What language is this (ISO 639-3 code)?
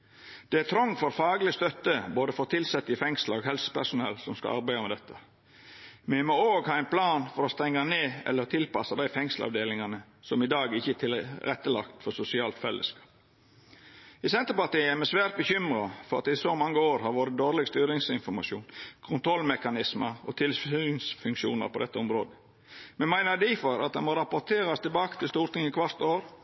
nno